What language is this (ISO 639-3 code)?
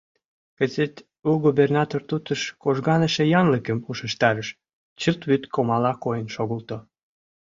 chm